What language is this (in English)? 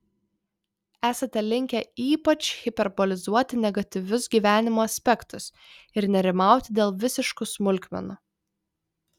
Lithuanian